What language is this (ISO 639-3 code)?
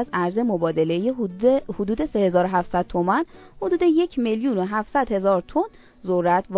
fas